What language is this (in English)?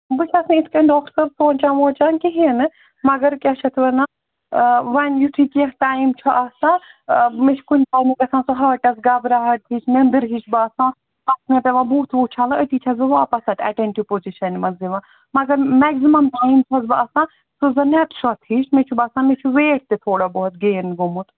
Kashmiri